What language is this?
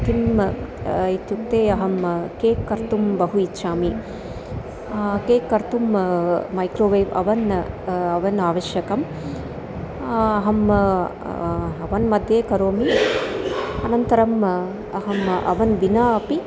Sanskrit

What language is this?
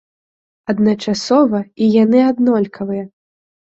Belarusian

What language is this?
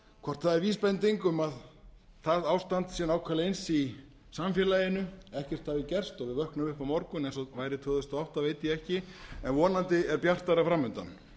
Icelandic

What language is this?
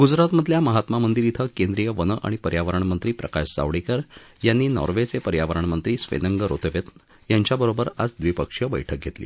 Marathi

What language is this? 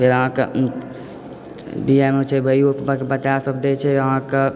Maithili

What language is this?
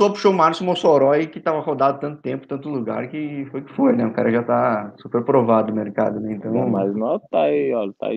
Portuguese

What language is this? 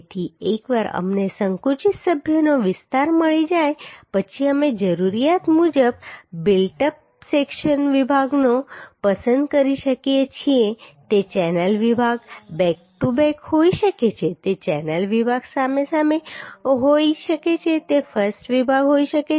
Gujarati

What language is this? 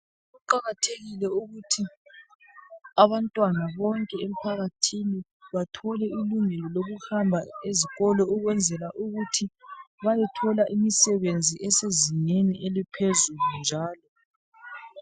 North Ndebele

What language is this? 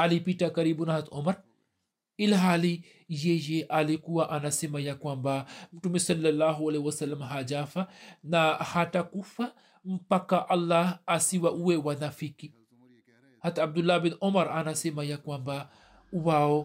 Swahili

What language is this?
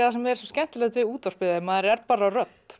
Icelandic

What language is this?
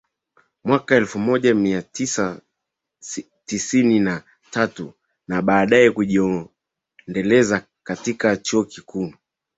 Swahili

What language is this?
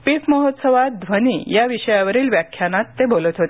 Marathi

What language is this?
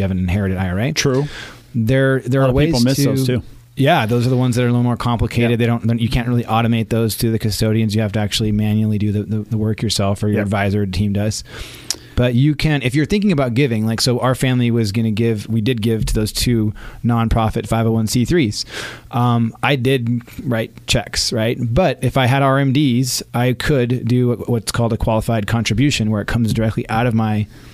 English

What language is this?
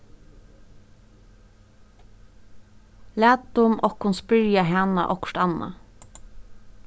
Faroese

